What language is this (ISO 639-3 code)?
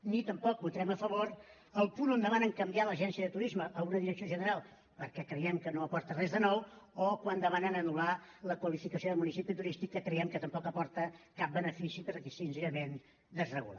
cat